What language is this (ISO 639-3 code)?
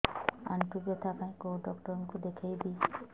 ori